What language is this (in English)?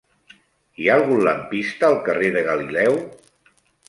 Catalan